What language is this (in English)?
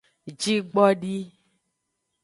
Aja (Benin)